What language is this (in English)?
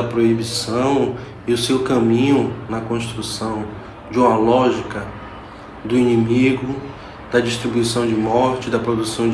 Portuguese